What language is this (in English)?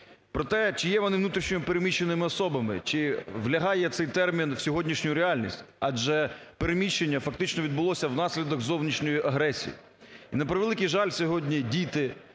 Ukrainian